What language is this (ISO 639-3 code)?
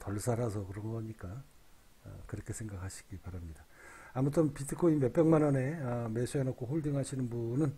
kor